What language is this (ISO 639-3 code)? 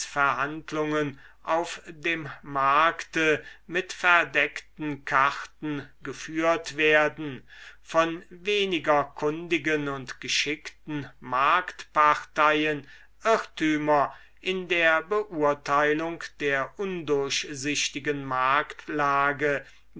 deu